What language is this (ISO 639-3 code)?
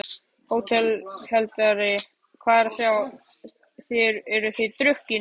isl